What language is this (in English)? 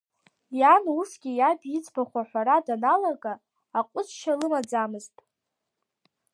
Abkhazian